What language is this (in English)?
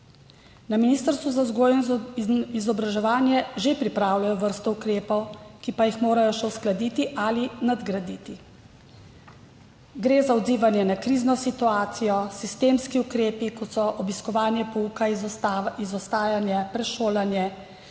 Slovenian